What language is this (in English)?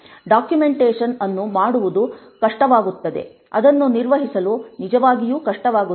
Kannada